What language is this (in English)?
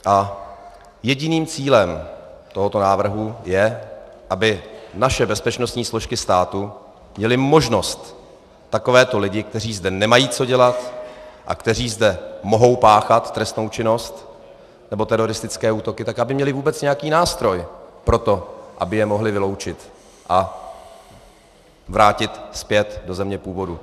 Czech